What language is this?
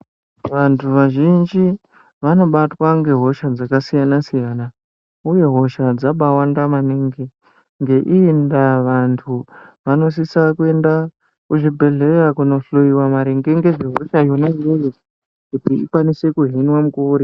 Ndau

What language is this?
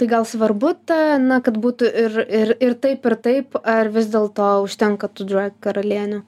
Lithuanian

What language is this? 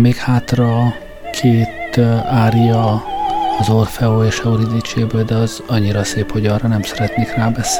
Hungarian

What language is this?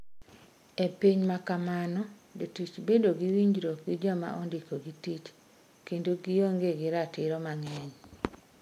Luo (Kenya and Tanzania)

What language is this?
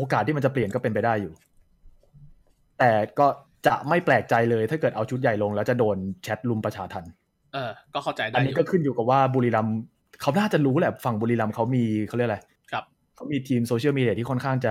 Thai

